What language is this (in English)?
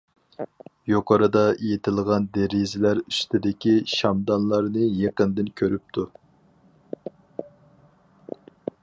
Uyghur